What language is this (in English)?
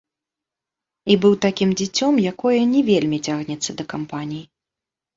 Belarusian